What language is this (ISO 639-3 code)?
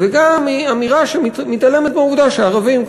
heb